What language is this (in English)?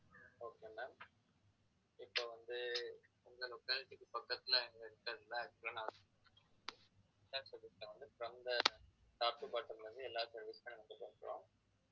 Tamil